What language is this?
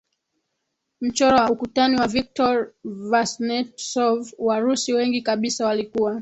Swahili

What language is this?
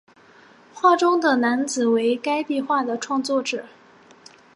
Chinese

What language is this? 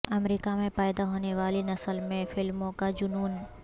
Urdu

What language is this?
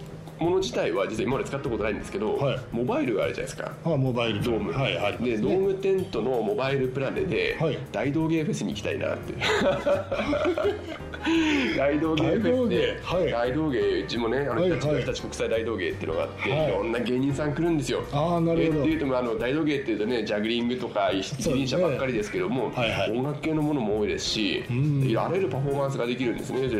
Japanese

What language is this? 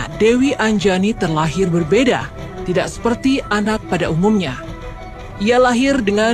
Indonesian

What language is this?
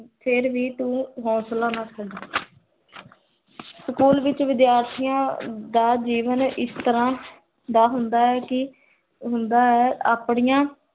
Punjabi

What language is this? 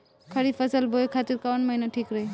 Bhojpuri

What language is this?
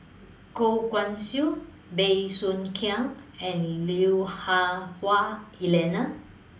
English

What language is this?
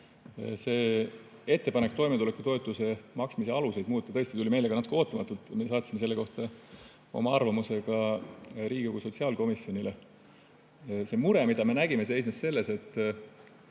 Estonian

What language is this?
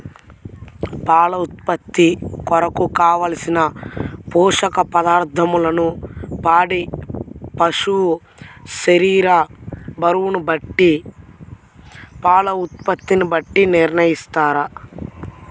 Telugu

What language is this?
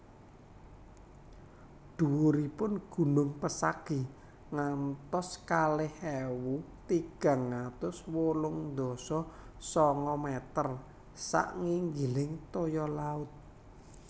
Javanese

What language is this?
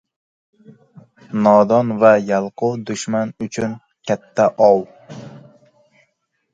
Uzbek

